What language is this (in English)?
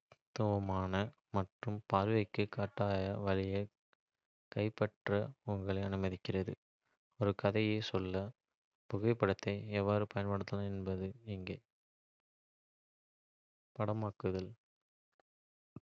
Kota (India)